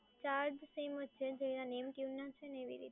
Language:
Gujarati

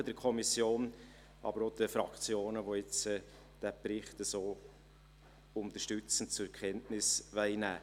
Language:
Swiss German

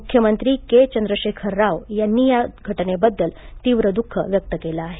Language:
Marathi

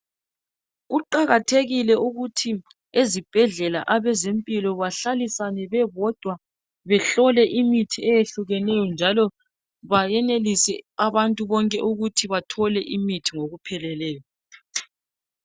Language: North Ndebele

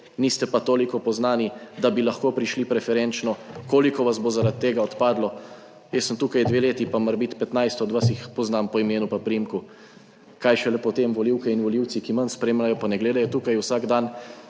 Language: Slovenian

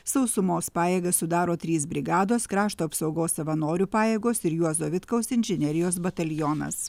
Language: Lithuanian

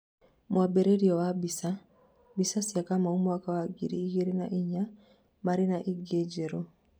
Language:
Kikuyu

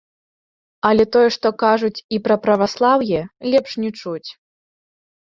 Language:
Belarusian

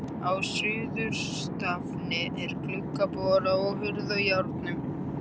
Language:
Icelandic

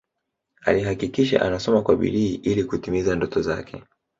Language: Swahili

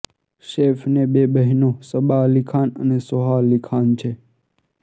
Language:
Gujarati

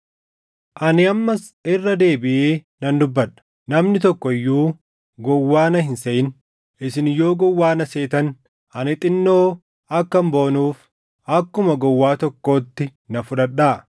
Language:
Oromo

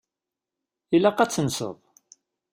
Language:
Kabyle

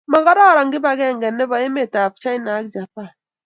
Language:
Kalenjin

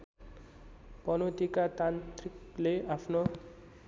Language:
Nepali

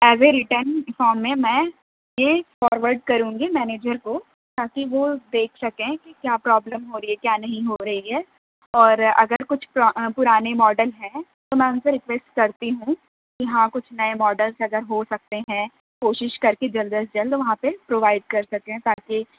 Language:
Urdu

